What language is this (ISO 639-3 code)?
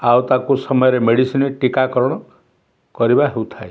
ori